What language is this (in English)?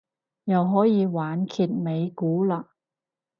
Cantonese